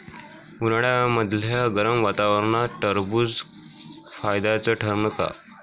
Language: Marathi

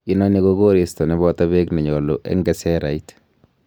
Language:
Kalenjin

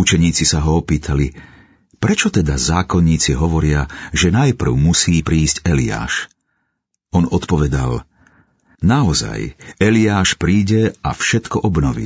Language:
Slovak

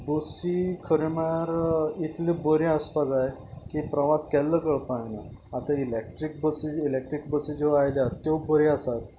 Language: Konkani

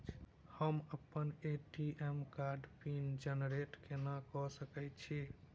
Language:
Maithili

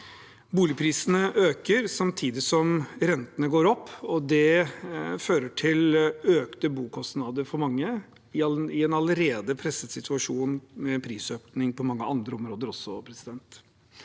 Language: Norwegian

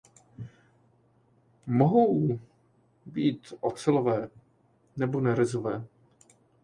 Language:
Czech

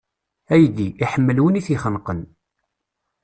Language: Kabyle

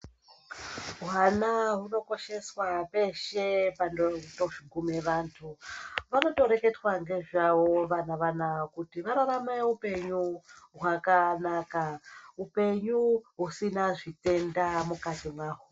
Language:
Ndau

